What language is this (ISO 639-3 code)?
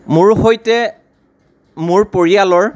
asm